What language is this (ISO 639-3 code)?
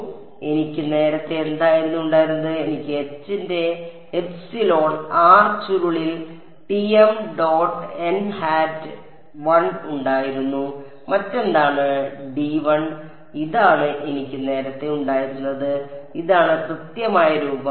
mal